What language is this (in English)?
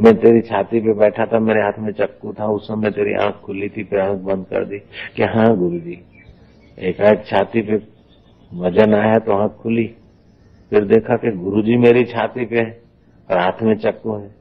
Hindi